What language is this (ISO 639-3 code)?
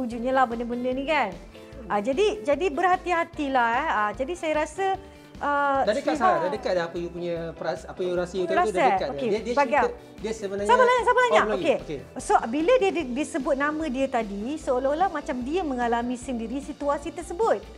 msa